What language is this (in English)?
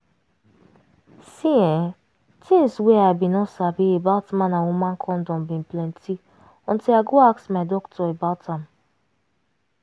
Nigerian Pidgin